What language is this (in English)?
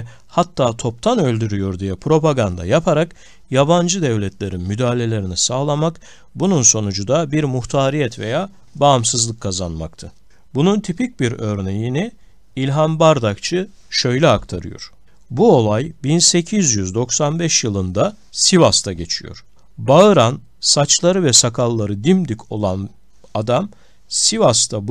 Turkish